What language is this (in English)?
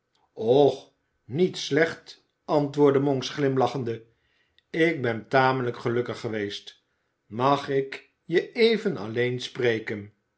Dutch